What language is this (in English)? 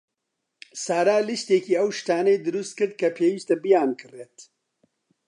Central Kurdish